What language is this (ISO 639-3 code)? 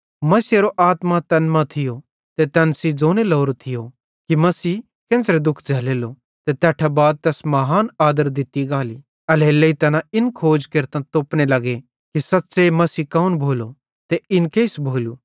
bhd